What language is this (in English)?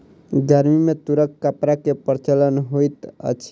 Maithili